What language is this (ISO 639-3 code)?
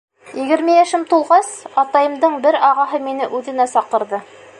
bak